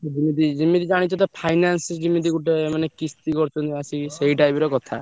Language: Odia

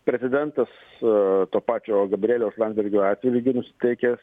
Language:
Lithuanian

